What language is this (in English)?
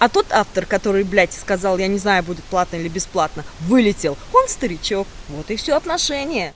Russian